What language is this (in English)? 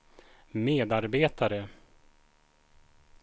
Swedish